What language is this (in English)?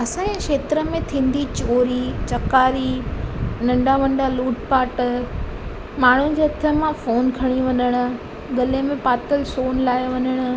Sindhi